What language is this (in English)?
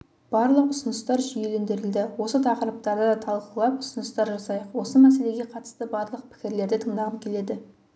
Kazakh